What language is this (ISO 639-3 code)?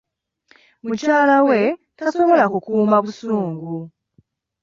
lug